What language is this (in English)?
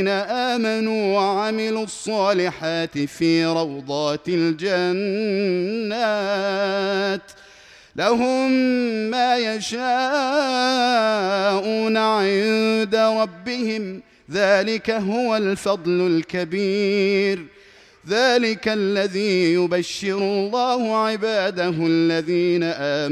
Arabic